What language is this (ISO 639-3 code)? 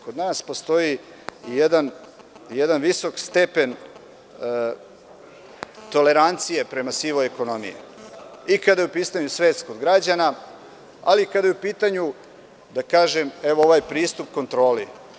srp